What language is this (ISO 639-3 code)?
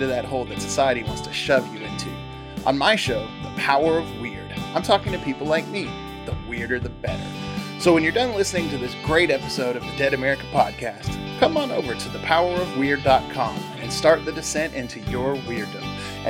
eng